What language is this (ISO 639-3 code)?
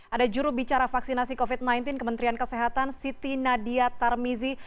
ind